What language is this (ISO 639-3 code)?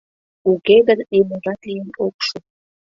chm